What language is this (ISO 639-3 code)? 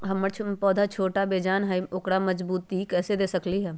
mag